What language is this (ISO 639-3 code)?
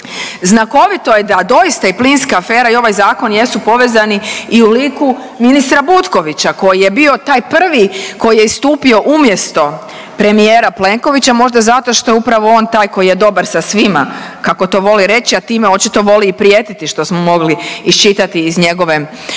hrv